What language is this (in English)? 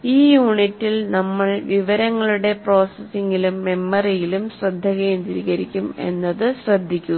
Malayalam